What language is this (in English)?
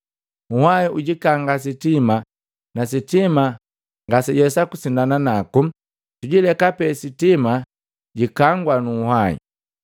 Matengo